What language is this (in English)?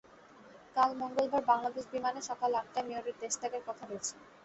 Bangla